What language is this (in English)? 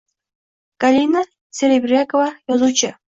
Uzbek